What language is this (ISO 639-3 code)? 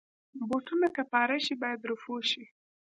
pus